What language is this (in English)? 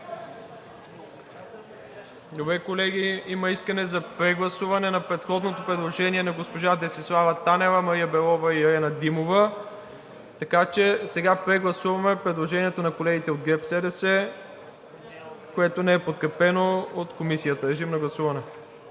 Bulgarian